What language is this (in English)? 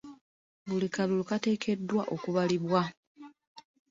Ganda